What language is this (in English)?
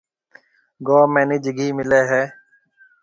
Marwari (Pakistan)